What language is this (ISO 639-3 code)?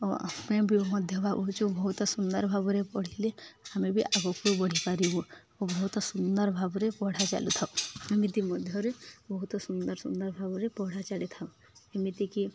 ori